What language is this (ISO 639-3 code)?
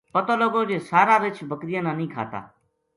gju